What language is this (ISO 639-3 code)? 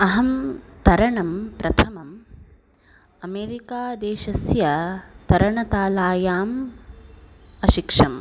san